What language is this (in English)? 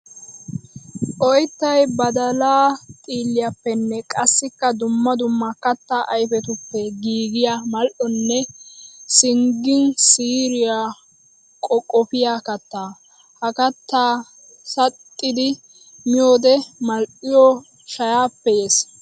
Wolaytta